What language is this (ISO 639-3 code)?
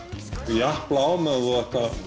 isl